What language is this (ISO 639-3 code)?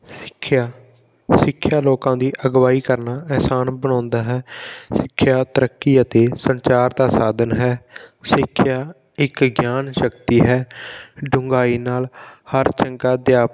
pan